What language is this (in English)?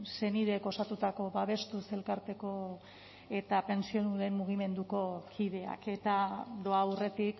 Basque